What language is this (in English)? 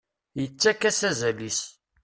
Kabyle